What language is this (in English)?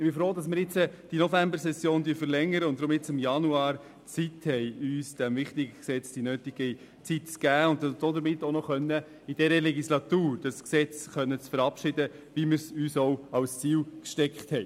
Swiss German